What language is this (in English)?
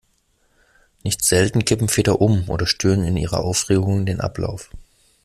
German